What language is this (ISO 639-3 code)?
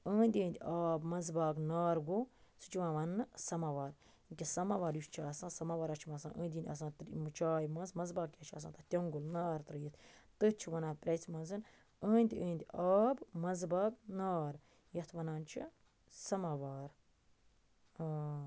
kas